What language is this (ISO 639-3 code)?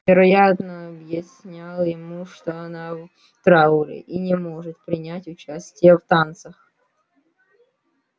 rus